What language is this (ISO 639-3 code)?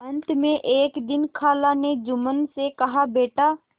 hin